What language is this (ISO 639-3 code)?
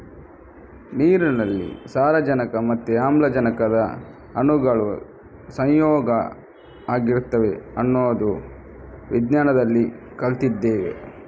kan